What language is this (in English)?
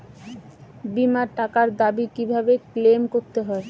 Bangla